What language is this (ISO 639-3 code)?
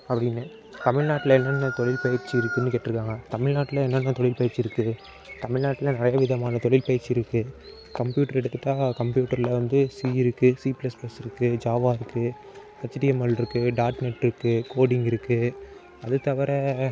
tam